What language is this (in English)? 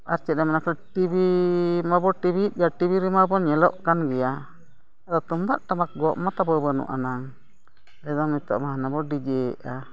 Santali